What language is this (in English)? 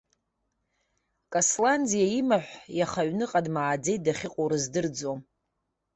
Abkhazian